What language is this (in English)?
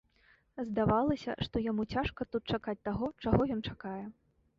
Belarusian